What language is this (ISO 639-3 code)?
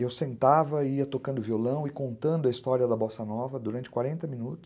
por